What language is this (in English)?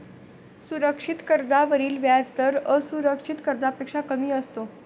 Marathi